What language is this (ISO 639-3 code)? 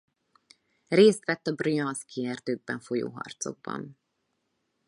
hun